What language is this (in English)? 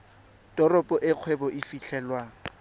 Tswana